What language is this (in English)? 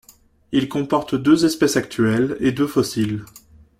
French